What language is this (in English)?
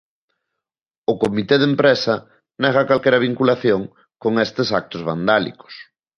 Galician